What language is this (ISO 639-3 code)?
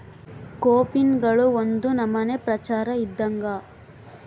kan